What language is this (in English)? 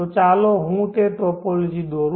Gujarati